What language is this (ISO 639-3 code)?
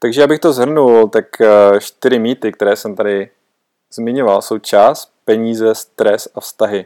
ces